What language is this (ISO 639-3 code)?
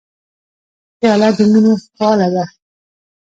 pus